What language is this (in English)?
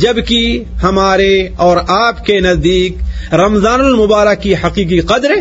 Urdu